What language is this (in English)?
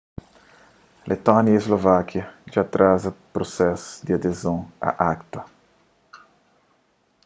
Kabuverdianu